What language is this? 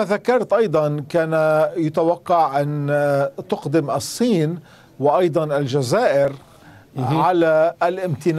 Arabic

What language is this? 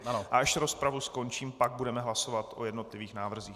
Czech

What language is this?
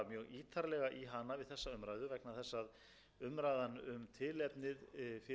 Icelandic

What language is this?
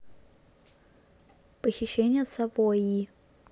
Russian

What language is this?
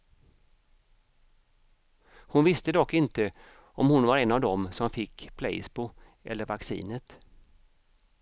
Swedish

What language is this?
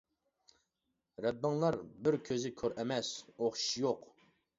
Uyghur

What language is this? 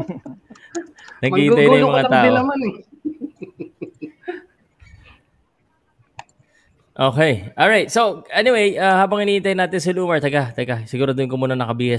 Filipino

